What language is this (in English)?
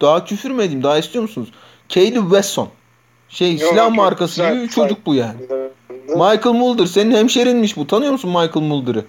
Turkish